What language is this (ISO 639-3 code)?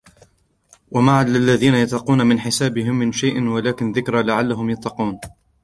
ara